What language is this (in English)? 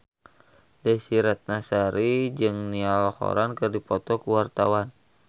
Sundanese